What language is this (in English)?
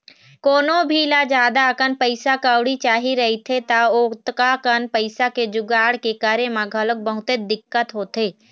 Chhattisgarhi